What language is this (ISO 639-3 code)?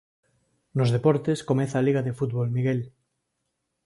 glg